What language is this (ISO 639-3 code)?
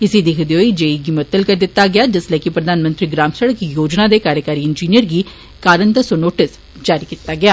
doi